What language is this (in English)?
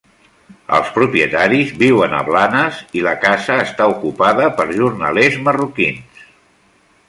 Catalan